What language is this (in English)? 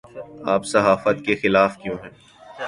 Urdu